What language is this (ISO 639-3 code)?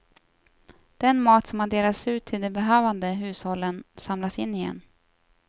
swe